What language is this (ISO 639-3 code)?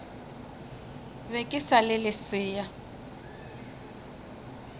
nso